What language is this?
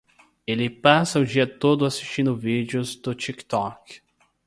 Portuguese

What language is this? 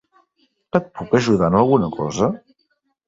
Catalan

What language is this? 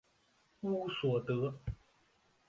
Chinese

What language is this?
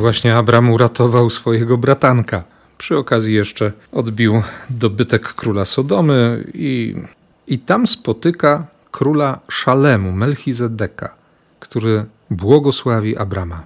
Polish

